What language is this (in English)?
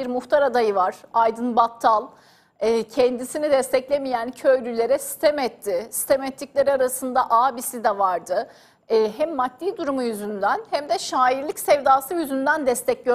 Turkish